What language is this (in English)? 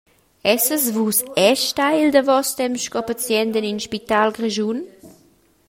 Romansh